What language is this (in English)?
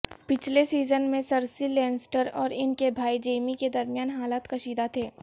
Urdu